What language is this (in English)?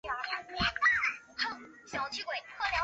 Chinese